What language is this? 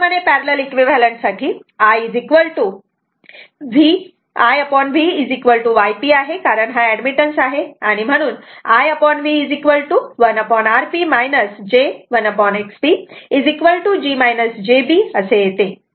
Marathi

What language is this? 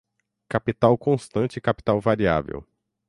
Portuguese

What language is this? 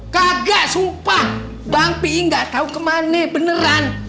Indonesian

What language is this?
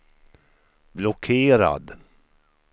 Swedish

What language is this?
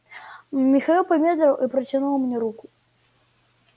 Russian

